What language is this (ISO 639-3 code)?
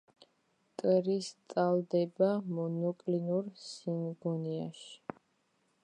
kat